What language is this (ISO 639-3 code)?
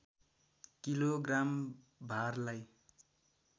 nep